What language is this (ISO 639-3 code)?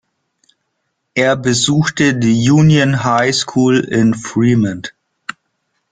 deu